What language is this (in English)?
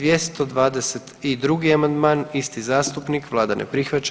Croatian